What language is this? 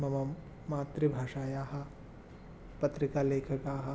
Sanskrit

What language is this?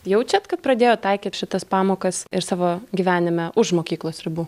Lithuanian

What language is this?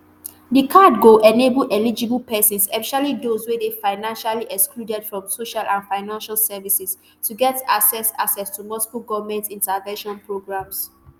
Nigerian Pidgin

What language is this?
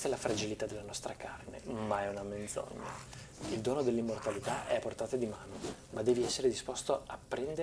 Italian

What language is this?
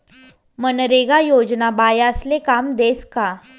Marathi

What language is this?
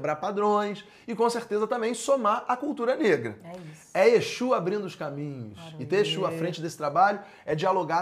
Portuguese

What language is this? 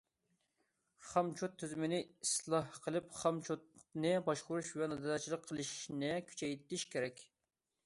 Uyghur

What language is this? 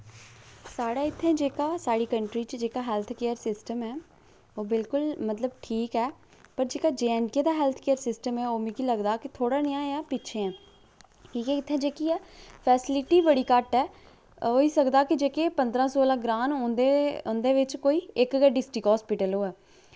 Dogri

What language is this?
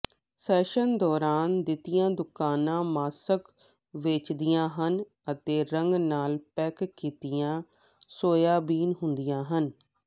Punjabi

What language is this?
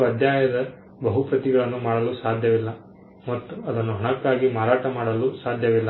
Kannada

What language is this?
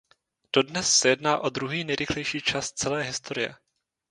Czech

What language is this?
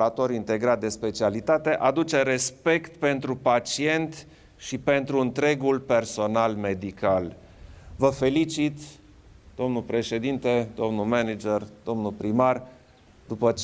Romanian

